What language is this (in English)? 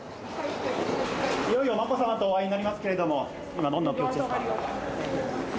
Japanese